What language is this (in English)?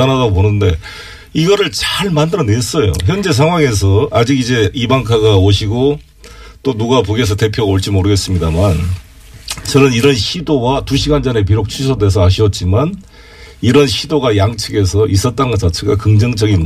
Korean